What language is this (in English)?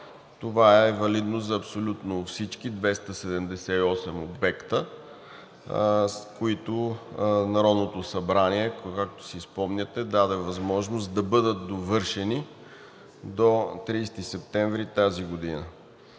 Bulgarian